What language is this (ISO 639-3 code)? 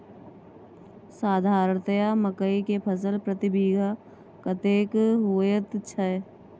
mai